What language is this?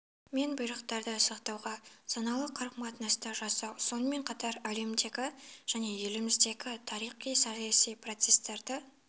Kazakh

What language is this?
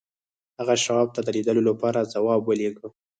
Pashto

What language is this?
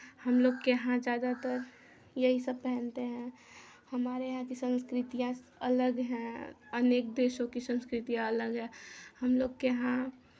Hindi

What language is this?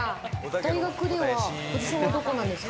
Japanese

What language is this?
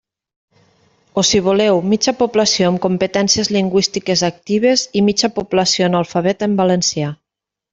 Catalan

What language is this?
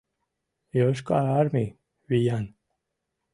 Mari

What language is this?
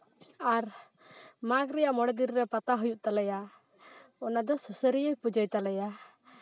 Santali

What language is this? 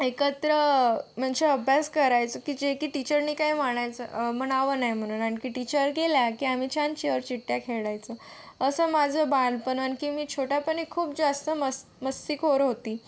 Marathi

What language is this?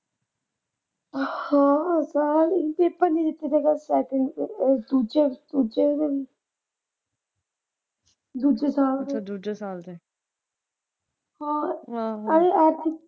Punjabi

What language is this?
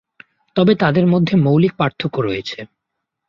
Bangla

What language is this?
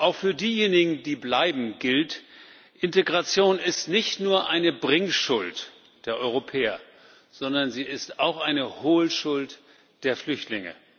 German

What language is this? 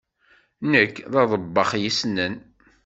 Kabyle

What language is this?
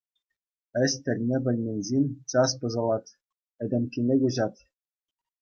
Chuvash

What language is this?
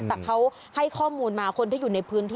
Thai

